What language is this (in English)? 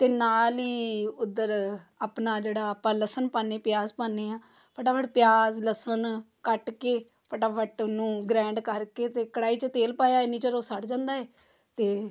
Punjabi